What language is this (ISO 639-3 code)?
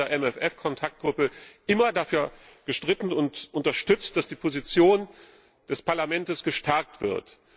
deu